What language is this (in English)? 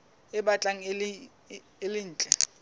Southern Sotho